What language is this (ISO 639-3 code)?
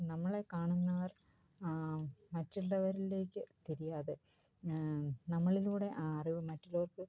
mal